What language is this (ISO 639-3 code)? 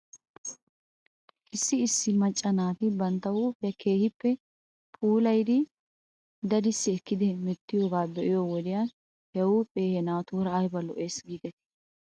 wal